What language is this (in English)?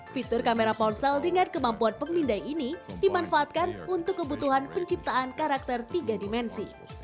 Indonesian